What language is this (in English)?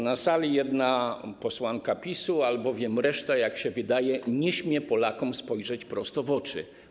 Polish